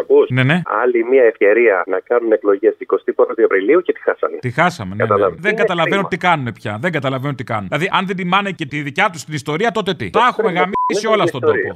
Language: Greek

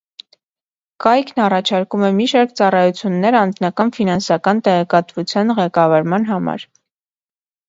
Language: Armenian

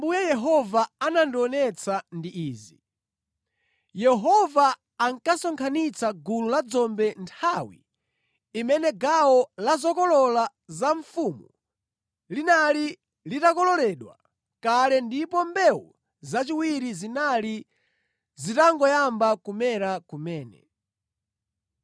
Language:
Nyanja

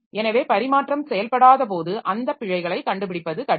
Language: Tamil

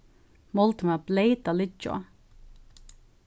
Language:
Faroese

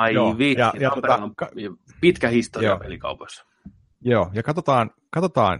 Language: Finnish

